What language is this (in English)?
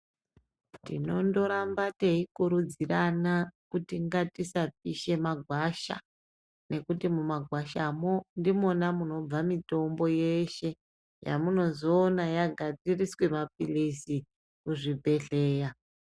Ndau